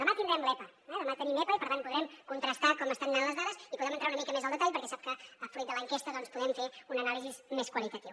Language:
Catalan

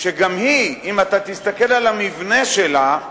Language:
Hebrew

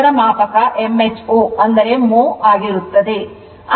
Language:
Kannada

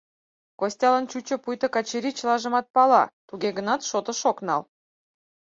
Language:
Mari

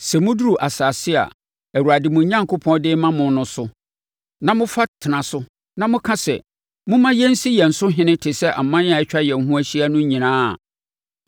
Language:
Akan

